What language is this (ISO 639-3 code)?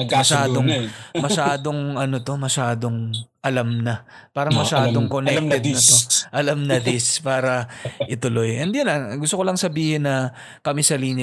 fil